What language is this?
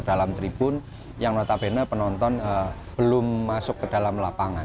Indonesian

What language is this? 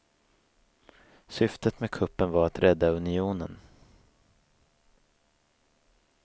Swedish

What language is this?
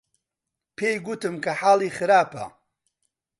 Central Kurdish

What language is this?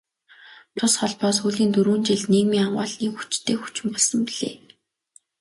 Mongolian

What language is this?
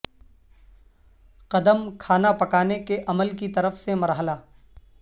Urdu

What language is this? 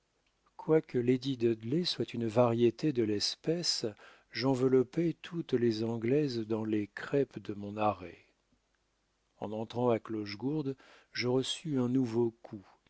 French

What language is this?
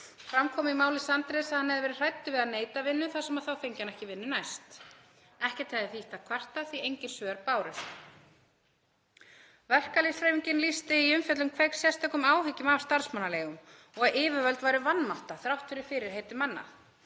Icelandic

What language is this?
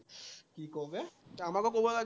Assamese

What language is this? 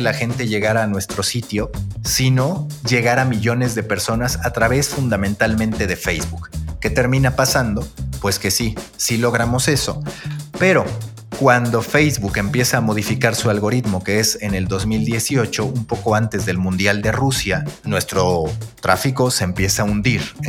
Spanish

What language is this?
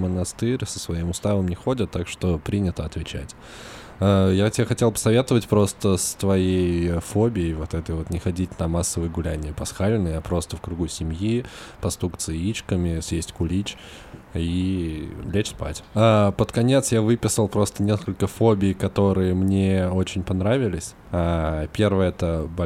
Russian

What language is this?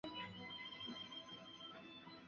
Chinese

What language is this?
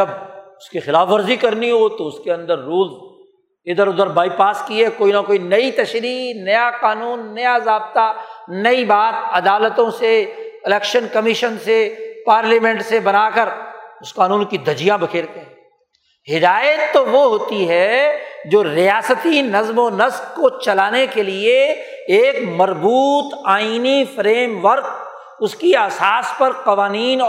Urdu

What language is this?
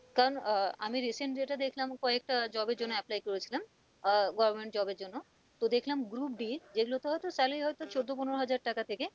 Bangla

